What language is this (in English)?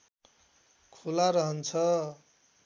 Nepali